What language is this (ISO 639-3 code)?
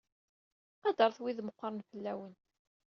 kab